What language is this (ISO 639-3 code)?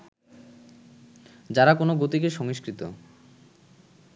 ben